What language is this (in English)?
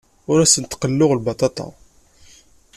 Kabyle